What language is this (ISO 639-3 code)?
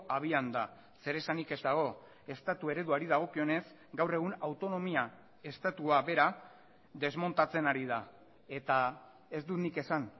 eus